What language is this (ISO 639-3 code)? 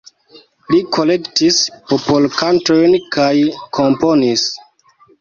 epo